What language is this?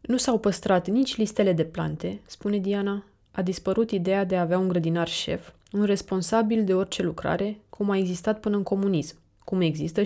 Romanian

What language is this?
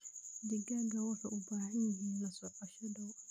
Somali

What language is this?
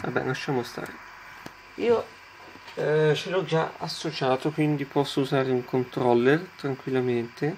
Italian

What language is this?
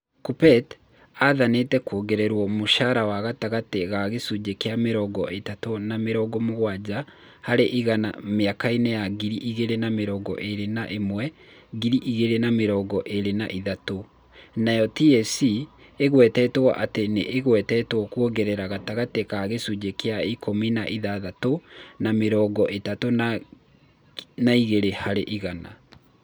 Kikuyu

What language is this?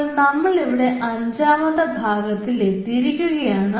Malayalam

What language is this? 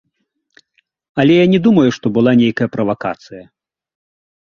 Belarusian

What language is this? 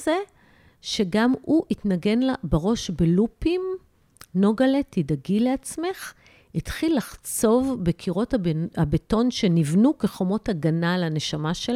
Hebrew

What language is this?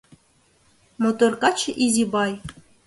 Mari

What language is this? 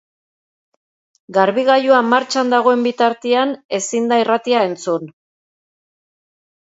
Basque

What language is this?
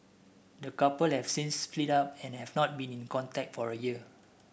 English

